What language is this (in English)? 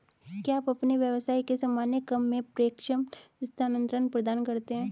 Hindi